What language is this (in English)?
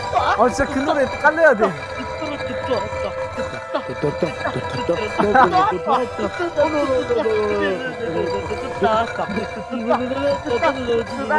Korean